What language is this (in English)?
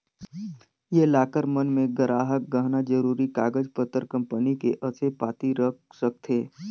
Chhattisgarhi